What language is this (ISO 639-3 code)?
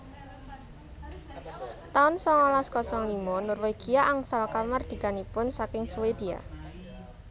jav